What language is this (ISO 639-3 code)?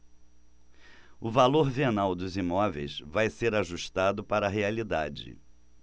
por